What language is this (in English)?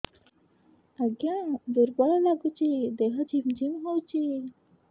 Odia